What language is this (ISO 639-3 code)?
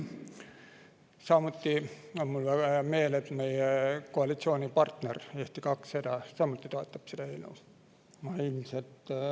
est